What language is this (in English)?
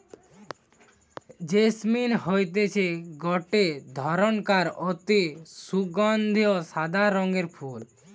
Bangla